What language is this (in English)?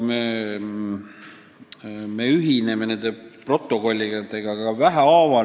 Estonian